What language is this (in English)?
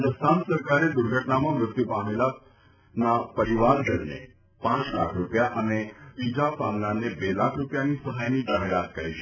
Gujarati